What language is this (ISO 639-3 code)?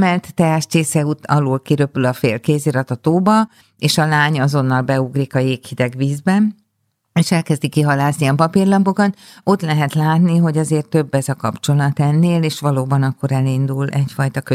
hun